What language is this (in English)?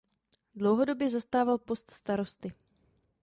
Czech